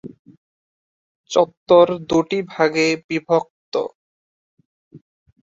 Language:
Bangla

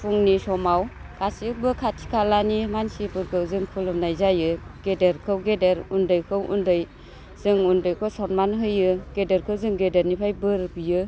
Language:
Bodo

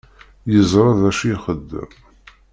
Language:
Kabyle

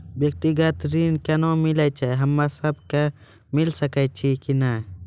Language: Maithili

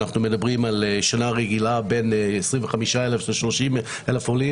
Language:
Hebrew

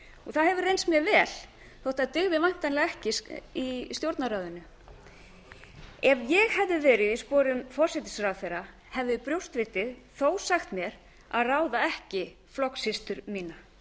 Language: Icelandic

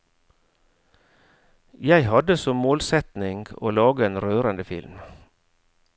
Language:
Norwegian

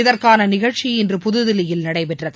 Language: Tamil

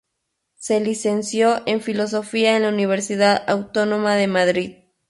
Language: Spanish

